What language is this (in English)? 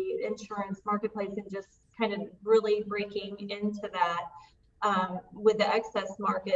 English